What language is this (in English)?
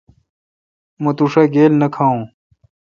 Kalkoti